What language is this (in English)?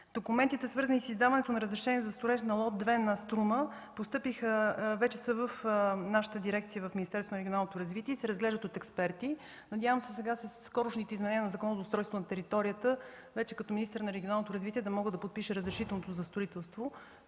Bulgarian